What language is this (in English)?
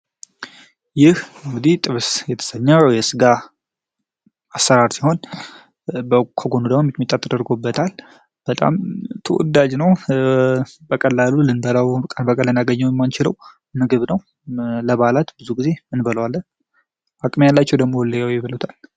Amharic